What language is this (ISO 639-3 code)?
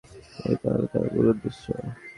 ben